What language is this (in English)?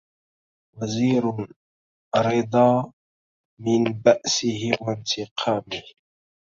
Arabic